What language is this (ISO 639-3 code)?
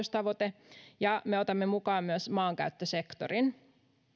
fin